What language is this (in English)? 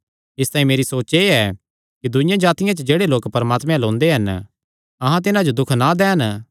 Kangri